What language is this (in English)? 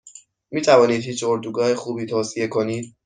Persian